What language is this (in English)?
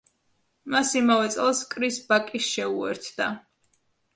Georgian